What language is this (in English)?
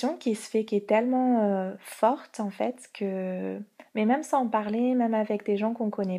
French